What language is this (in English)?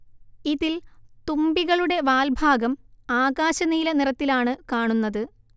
Malayalam